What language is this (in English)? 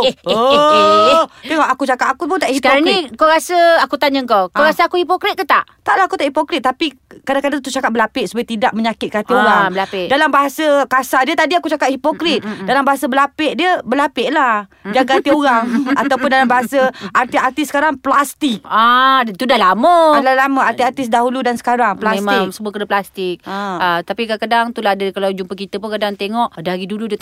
Malay